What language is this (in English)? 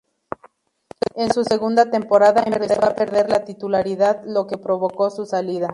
Spanish